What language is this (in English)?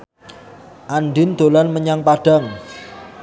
Javanese